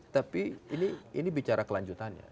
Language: Indonesian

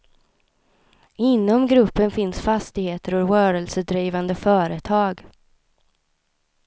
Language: Swedish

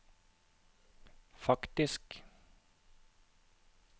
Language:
Norwegian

